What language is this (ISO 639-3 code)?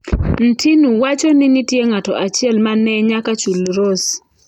luo